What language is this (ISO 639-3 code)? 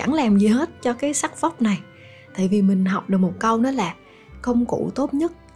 vie